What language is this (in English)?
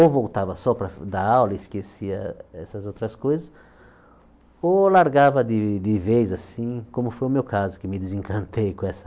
Portuguese